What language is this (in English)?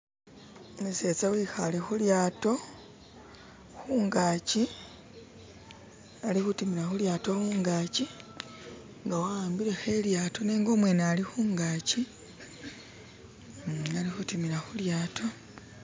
Masaaba